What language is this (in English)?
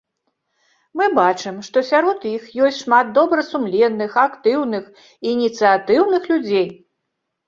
Belarusian